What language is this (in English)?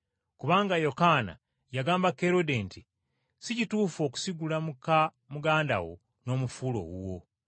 Ganda